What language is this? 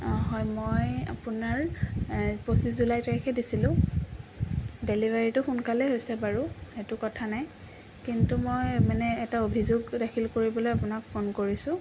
Assamese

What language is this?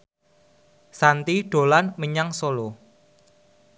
Javanese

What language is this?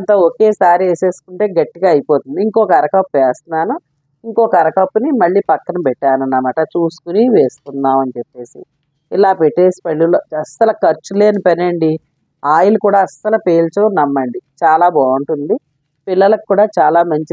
Telugu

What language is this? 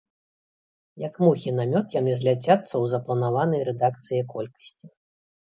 Belarusian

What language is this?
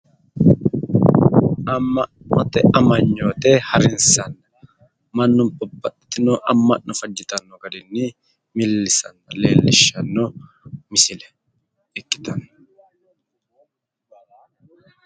Sidamo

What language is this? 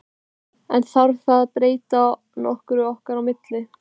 Icelandic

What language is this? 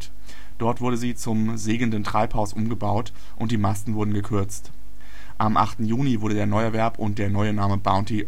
German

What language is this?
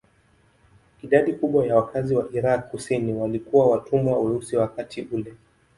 Swahili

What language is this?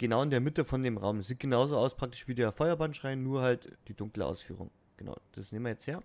German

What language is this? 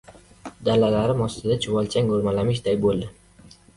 Uzbek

